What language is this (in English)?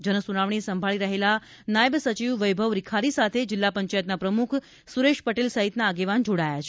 Gujarati